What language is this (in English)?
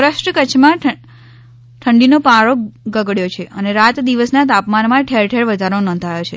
Gujarati